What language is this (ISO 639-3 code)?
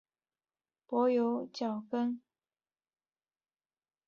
zho